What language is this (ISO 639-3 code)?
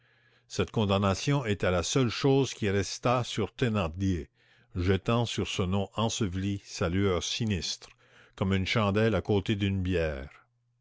fra